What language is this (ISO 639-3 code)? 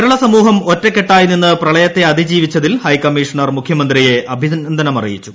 mal